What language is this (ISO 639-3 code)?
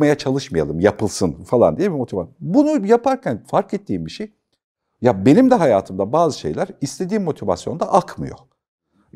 tur